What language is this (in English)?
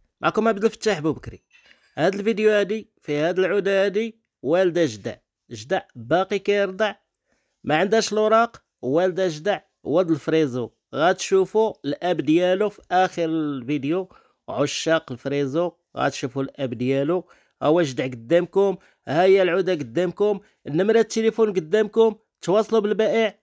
Arabic